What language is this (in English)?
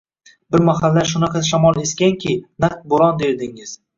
Uzbek